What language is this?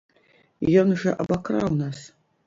Belarusian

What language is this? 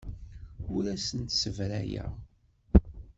Kabyle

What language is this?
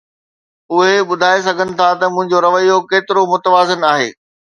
Sindhi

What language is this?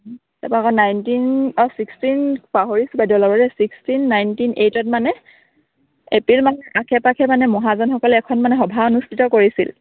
Assamese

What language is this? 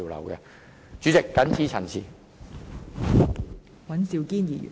Cantonese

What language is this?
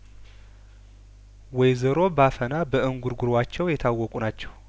Amharic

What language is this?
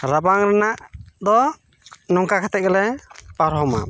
Santali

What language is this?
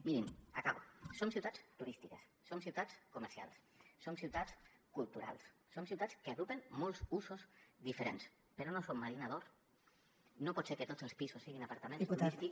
Catalan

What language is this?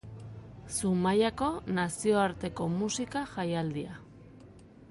Basque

